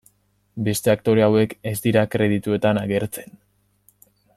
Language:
Basque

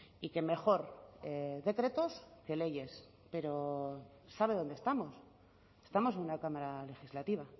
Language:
Spanish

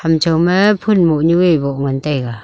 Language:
Wancho Naga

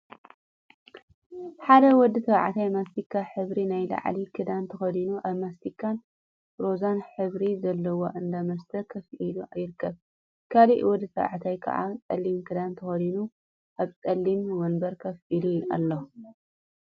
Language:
Tigrinya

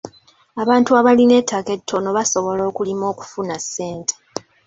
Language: Ganda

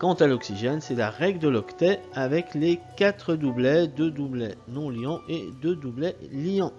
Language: French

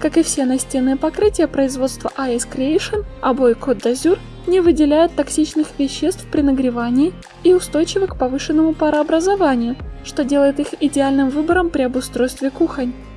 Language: Russian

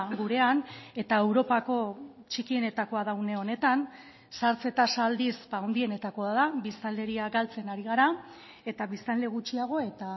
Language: Basque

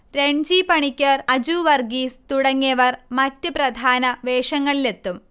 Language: Malayalam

